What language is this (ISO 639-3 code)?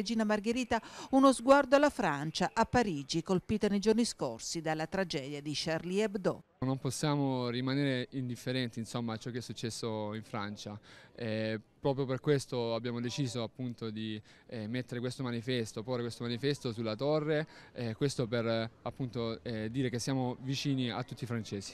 ita